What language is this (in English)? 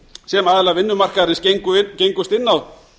Icelandic